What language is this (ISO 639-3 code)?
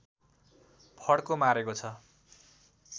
nep